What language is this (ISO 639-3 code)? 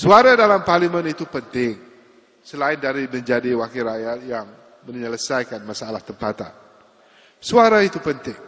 msa